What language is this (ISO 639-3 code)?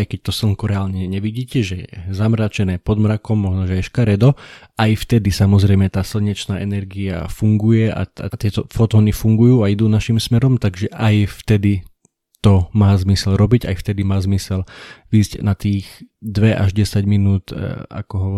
slk